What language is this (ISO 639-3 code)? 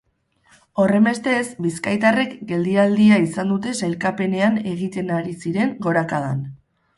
eus